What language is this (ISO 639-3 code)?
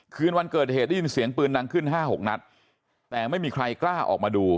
tha